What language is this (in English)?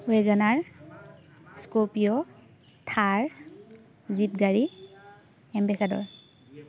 Assamese